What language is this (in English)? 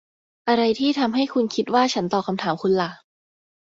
Thai